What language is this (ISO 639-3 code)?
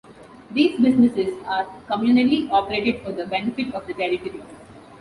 eng